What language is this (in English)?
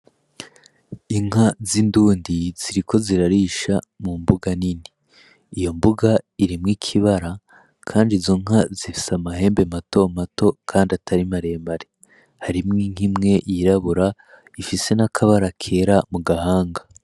Rundi